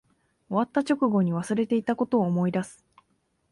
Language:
Japanese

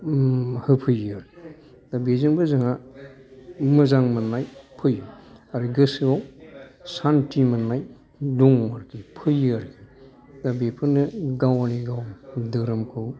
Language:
Bodo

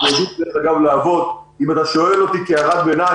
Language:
Hebrew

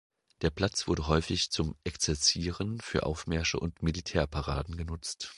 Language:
German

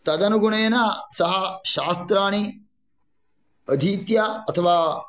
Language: Sanskrit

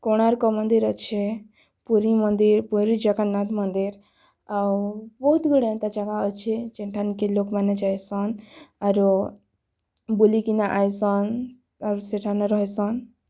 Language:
Odia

